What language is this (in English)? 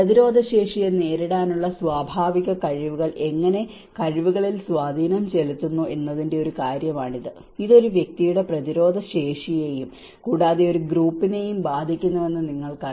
Malayalam